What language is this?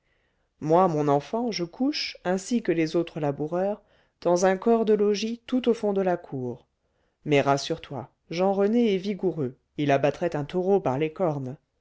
French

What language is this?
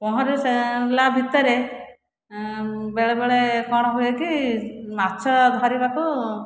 Odia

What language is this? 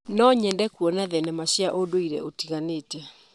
Kikuyu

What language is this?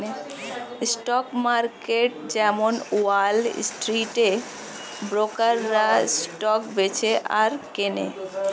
Bangla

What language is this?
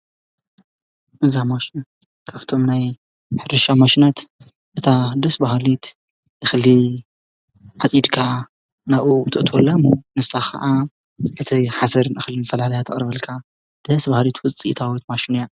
Tigrinya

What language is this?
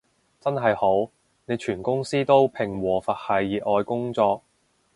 Cantonese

